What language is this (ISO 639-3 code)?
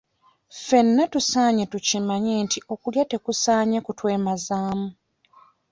lug